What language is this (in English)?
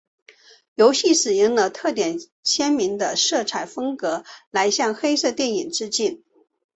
Chinese